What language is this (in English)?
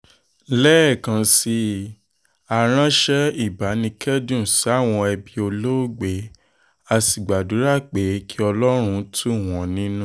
Yoruba